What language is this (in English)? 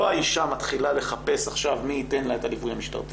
Hebrew